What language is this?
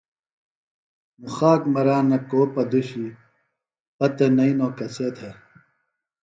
Phalura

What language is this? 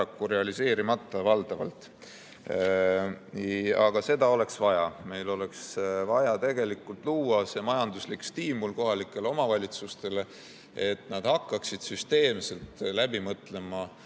Estonian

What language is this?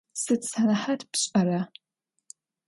Adyghe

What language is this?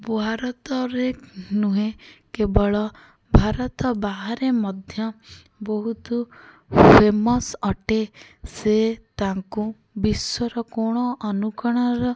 Odia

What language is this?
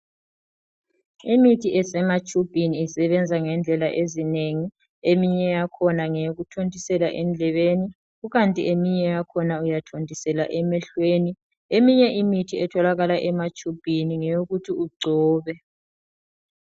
North Ndebele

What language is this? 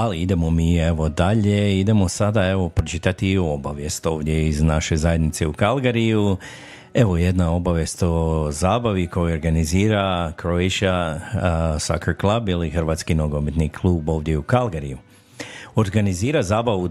Croatian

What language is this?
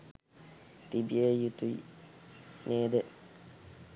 Sinhala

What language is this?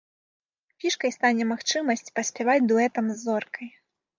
Belarusian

